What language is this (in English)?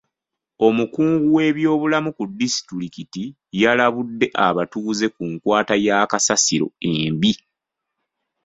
Ganda